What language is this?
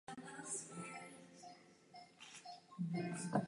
Czech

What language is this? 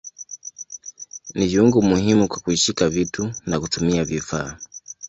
Swahili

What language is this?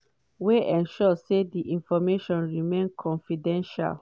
Nigerian Pidgin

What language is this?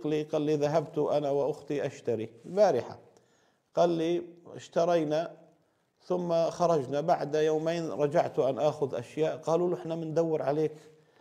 Arabic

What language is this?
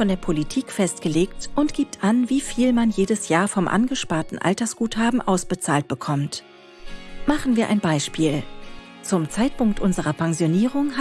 German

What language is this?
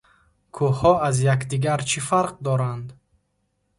Tajik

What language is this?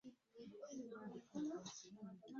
Mundang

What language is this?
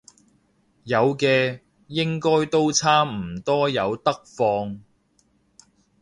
Cantonese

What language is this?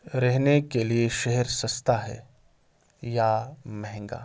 Urdu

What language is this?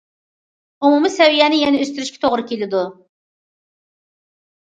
Uyghur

